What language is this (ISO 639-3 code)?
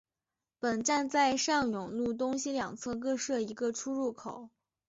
zho